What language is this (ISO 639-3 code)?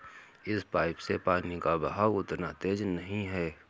hin